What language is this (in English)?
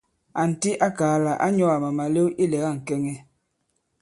Bankon